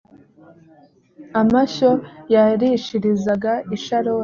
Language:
Kinyarwanda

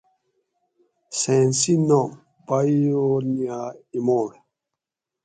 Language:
Gawri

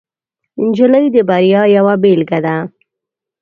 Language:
Pashto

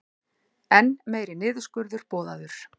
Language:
Icelandic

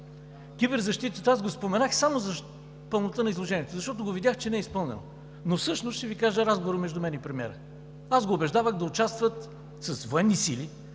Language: Bulgarian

